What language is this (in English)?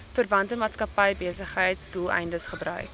Afrikaans